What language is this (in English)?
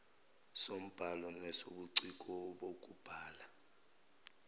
Zulu